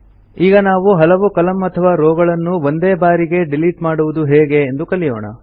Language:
Kannada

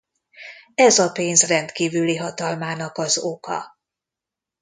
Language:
Hungarian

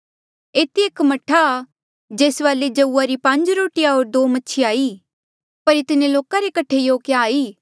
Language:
Mandeali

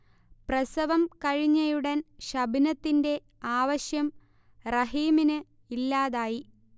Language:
Malayalam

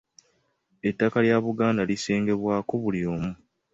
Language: Ganda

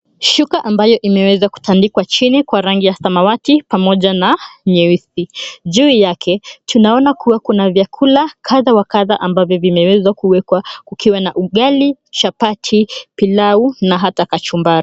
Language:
Swahili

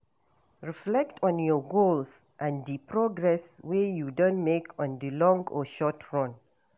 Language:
Nigerian Pidgin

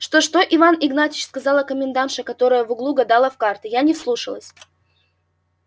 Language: Russian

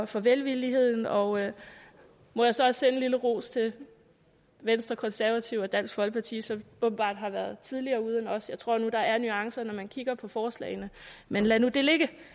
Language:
Danish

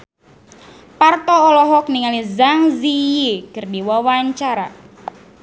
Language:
Sundanese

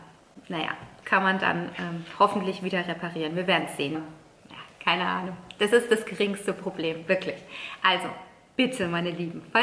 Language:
German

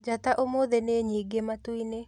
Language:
Kikuyu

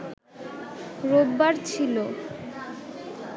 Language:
Bangla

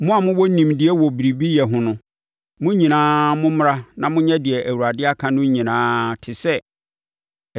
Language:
Akan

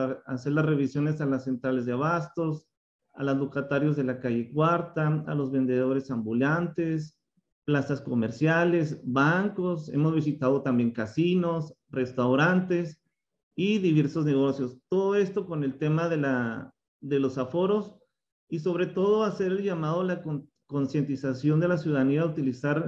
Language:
Spanish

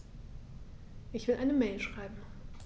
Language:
German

